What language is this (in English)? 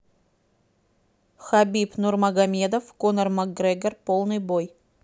Russian